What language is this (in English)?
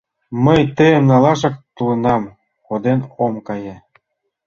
Mari